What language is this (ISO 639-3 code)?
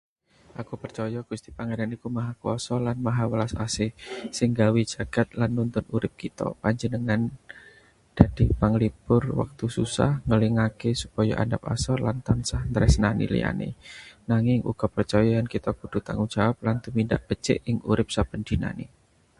jav